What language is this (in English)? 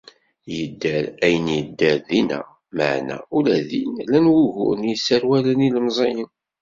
Kabyle